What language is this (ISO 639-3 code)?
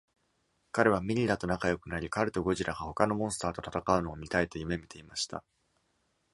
jpn